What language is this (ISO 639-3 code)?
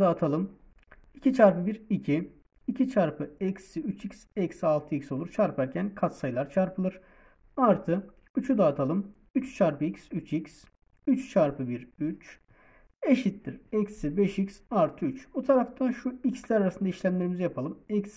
tur